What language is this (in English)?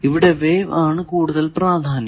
Malayalam